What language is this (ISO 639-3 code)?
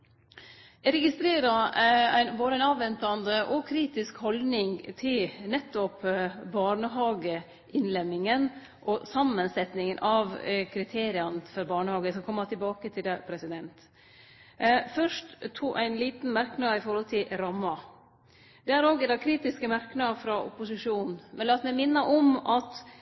nno